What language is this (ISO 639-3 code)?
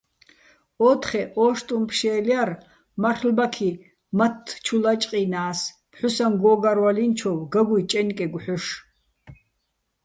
bbl